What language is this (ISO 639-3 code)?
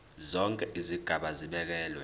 zul